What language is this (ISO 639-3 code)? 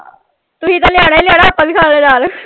pan